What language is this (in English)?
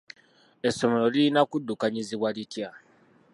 Ganda